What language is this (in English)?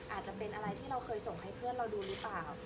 Thai